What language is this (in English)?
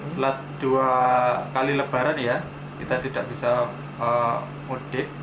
Indonesian